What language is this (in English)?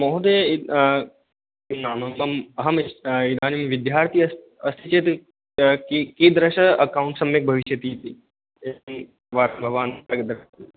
Sanskrit